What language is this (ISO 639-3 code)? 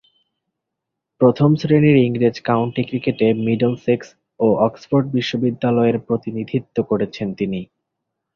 ben